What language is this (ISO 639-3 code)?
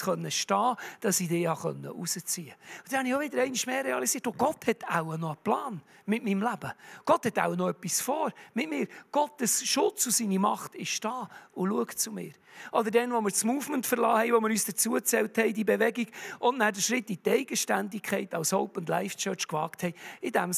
deu